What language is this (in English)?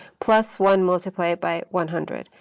English